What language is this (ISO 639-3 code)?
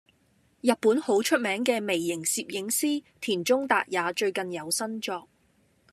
yue